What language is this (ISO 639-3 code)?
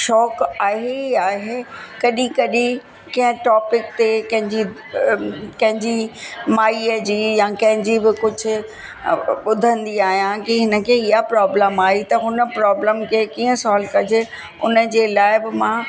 snd